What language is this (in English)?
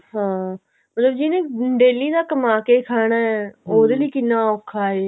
Punjabi